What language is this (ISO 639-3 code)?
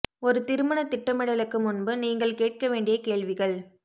tam